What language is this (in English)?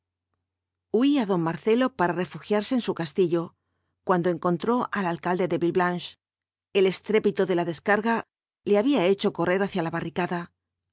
Spanish